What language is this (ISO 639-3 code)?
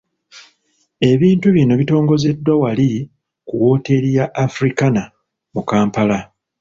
lug